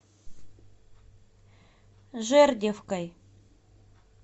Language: Russian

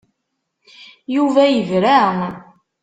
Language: Kabyle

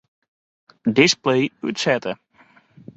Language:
Western Frisian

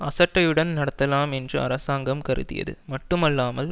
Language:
Tamil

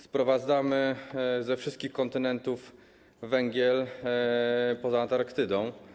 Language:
Polish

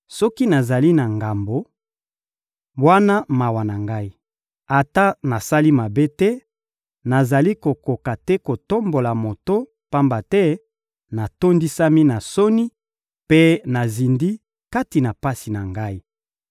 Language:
Lingala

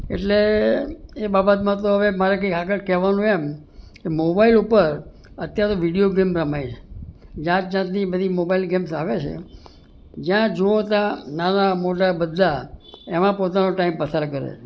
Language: Gujarati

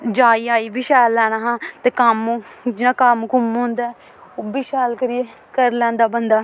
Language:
Dogri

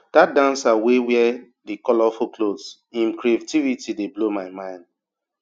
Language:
Nigerian Pidgin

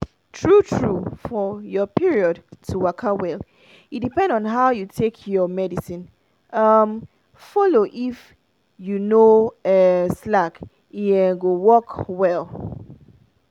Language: Nigerian Pidgin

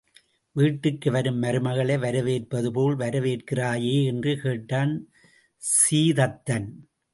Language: Tamil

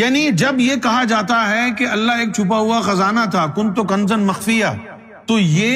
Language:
Urdu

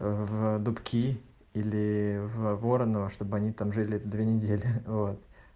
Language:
Russian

